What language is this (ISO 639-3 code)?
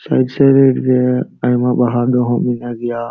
sat